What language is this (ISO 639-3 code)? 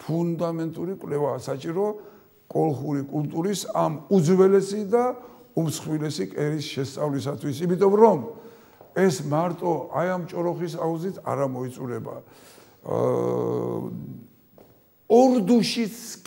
tur